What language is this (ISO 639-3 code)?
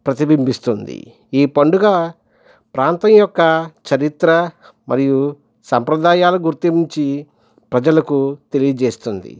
tel